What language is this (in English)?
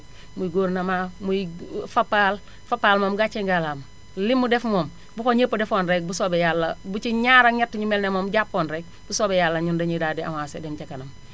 Wolof